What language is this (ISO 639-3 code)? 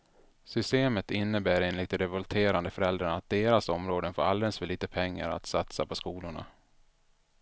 swe